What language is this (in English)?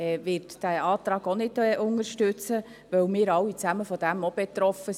Swiss German